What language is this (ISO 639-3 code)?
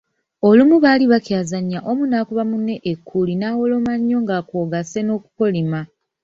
lug